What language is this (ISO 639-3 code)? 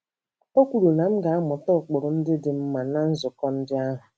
ibo